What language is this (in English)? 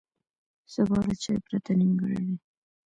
Pashto